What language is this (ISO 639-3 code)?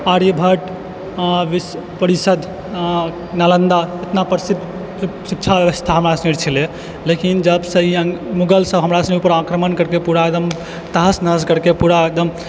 mai